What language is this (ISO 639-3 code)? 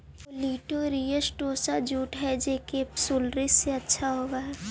mag